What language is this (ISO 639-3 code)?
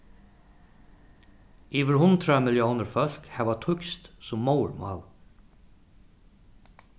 fao